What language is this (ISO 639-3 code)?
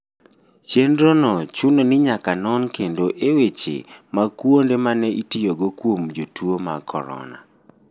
luo